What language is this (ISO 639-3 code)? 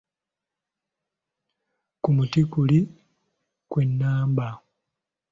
lug